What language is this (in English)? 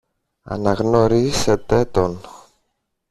Greek